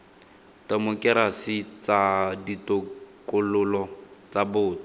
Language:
Tswana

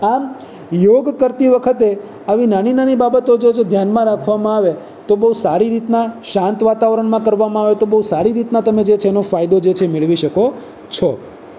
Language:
Gujarati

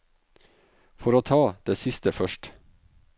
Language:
Norwegian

